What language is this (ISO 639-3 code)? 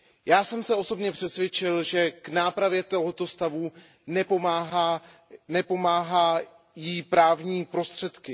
ces